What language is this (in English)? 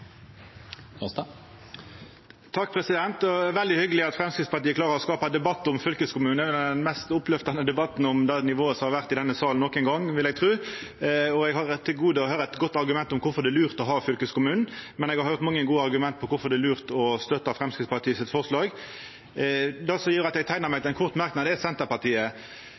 Norwegian Nynorsk